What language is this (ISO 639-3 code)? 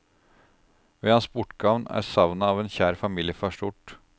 nor